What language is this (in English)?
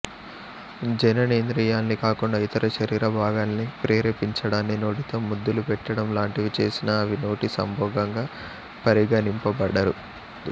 Telugu